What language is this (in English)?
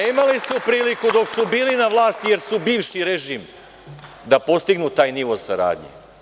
Serbian